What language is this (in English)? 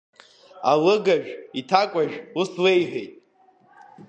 Abkhazian